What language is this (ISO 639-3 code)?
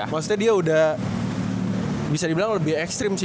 ind